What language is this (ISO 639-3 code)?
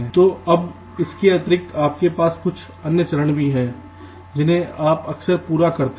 hin